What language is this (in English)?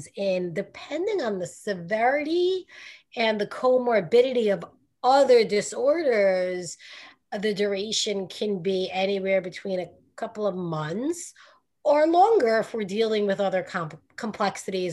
English